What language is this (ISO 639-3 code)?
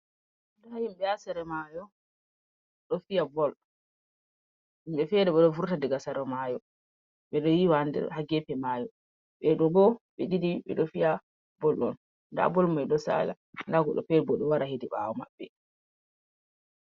ful